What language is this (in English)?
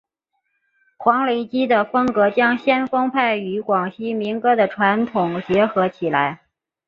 Chinese